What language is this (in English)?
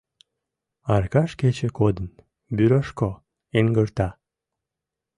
Mari